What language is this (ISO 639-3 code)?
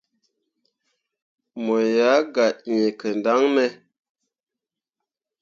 mua